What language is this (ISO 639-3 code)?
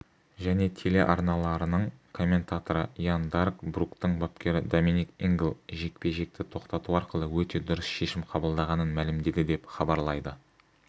kaz